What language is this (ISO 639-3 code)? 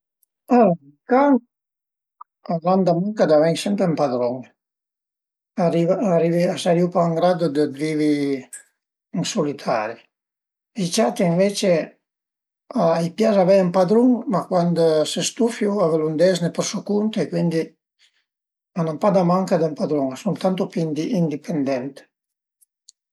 pms